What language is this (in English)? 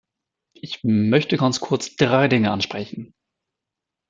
German